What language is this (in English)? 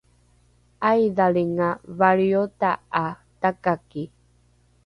Rukai